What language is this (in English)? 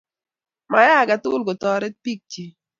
Kalenjin